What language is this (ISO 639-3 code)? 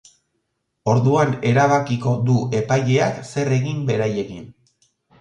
eus